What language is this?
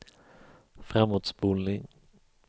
Swedish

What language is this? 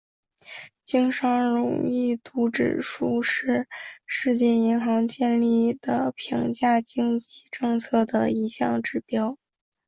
Chinese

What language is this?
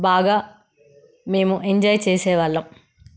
Telugu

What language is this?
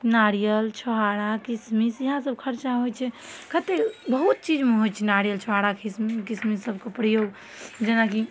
Maithili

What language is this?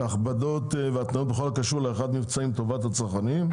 Hebrew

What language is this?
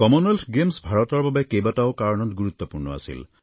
Assamese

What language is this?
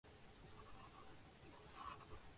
Urdu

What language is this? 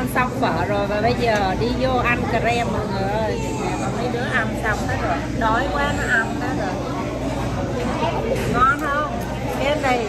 Vietnamese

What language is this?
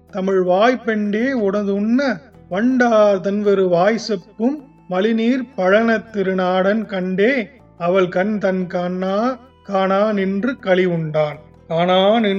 Tamil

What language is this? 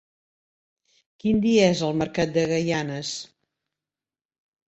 Catalan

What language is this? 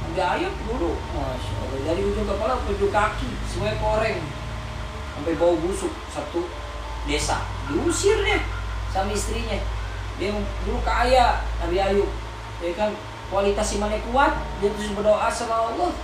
Indonesian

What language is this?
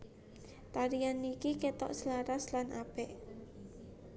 Javanese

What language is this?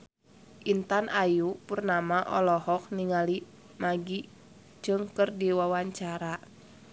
Sundanese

